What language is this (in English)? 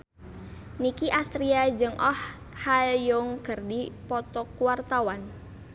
Sundanese